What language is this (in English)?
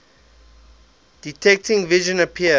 English